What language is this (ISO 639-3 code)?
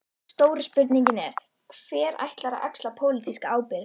isl